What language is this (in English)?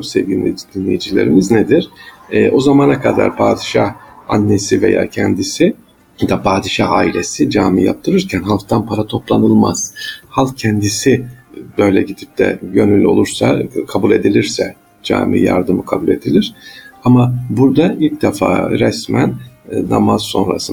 Turkish